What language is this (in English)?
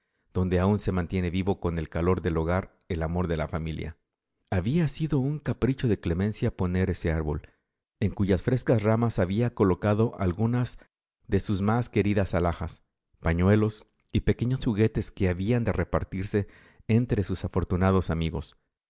Spanish